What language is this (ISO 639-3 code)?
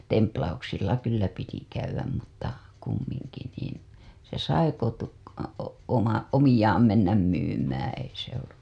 fin